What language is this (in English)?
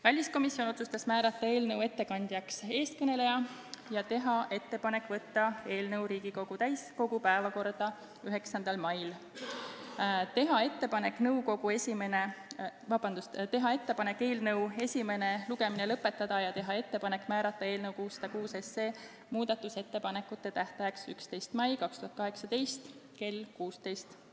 Estonian